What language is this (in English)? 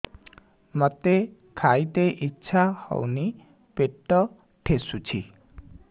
Odia